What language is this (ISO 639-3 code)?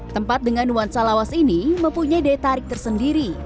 ind